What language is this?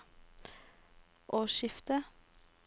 Norwegian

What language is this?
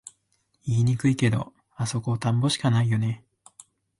Japanese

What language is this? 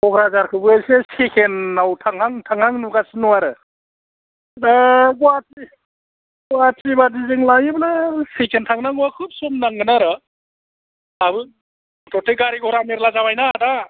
Bodo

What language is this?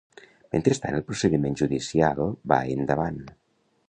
Catalan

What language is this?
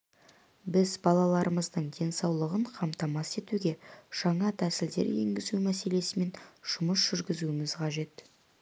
Kazakh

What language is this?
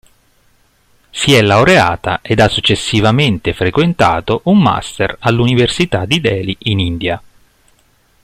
Italian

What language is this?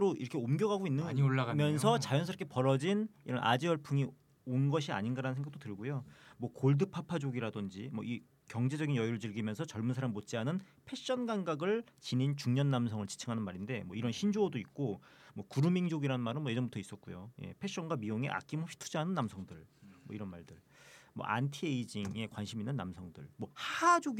Korean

